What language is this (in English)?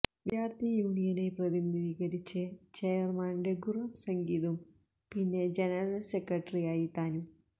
Malayalam